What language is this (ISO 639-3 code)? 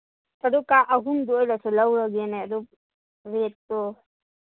mni